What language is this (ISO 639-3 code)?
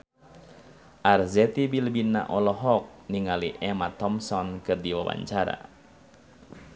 sun